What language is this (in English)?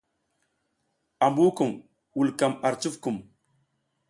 South Giziga